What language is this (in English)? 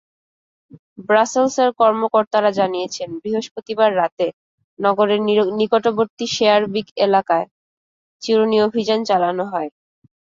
Bangla